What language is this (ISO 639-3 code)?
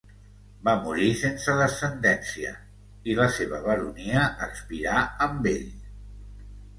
cat